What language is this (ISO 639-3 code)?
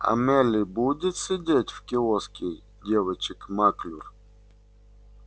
rus